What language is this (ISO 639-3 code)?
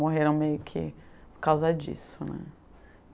por